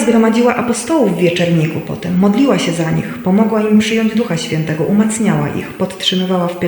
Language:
Polish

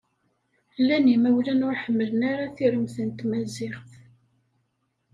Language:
Kabyle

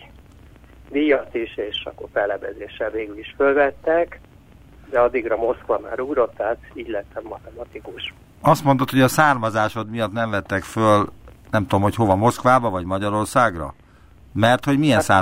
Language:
Hungarian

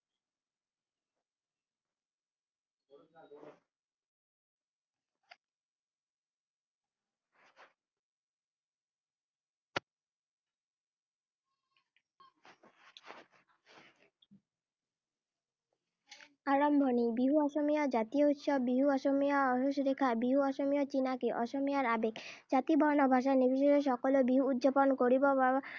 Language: Assamese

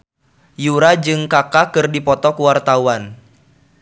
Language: Sundanese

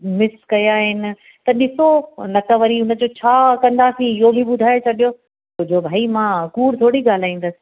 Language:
Sindhi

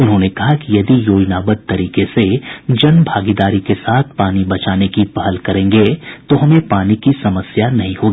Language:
Hindi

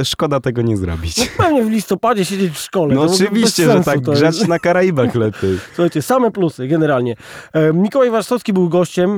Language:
Polish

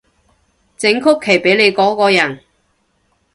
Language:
Cantonese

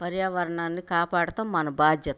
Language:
Telugu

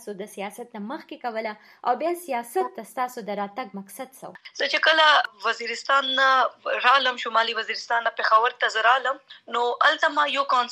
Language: Urdu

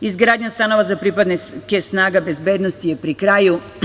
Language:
Serbian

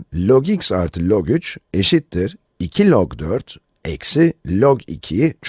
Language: Turkish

